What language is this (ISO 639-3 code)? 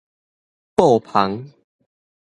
nan